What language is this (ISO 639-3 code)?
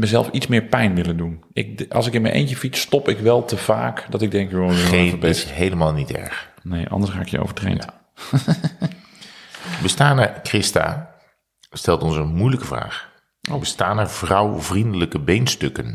nld